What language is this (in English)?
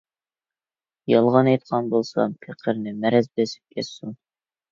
Uyghur